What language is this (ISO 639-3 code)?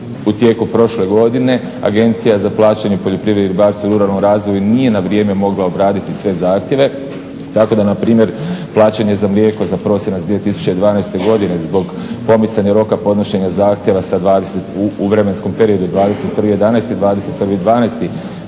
hrv